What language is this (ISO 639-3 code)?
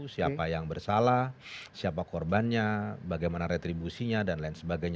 ind